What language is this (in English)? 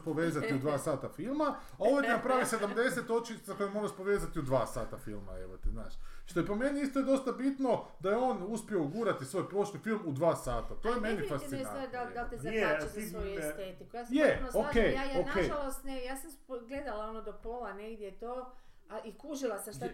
Croatian